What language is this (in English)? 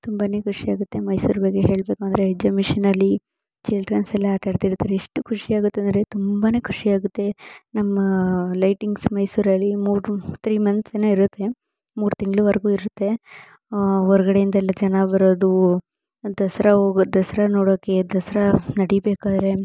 Kannada